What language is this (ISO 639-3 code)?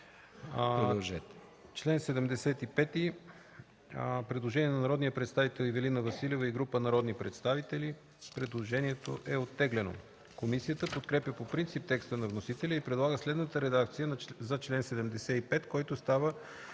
bul